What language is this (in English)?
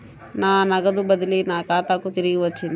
Telugu